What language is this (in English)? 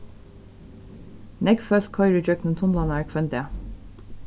Faroese